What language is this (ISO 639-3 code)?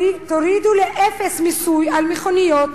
heb